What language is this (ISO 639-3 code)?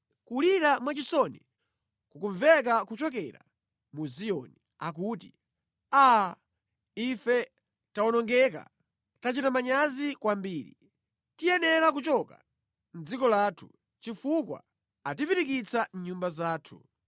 nya